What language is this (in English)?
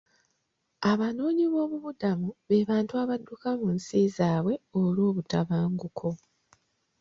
Ganda